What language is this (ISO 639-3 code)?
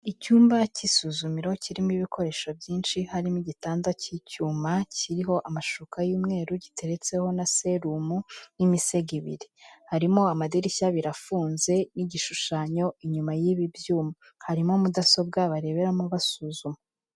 kin